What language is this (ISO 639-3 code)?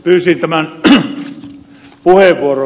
fin